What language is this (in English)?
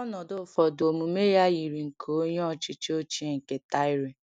Igbo